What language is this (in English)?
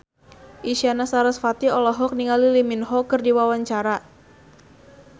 Sundanese